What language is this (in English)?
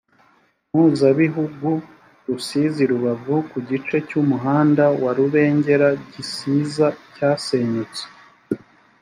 Kinyarwanda